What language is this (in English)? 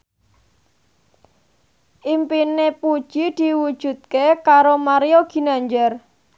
Javanese